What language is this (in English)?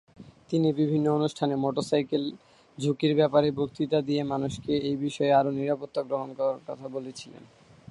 Bangla